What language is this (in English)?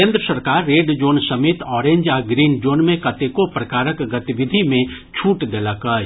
Maithili